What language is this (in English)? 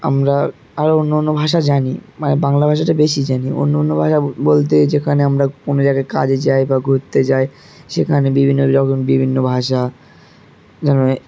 Bangla